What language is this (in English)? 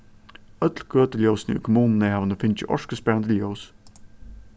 Faroese